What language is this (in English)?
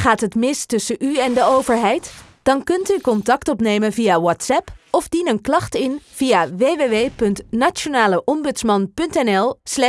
Dutch